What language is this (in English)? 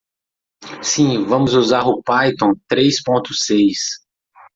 Portuguese